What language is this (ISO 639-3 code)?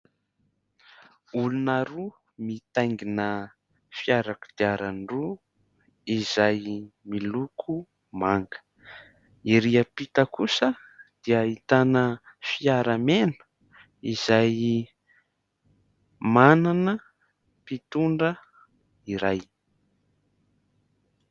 mlg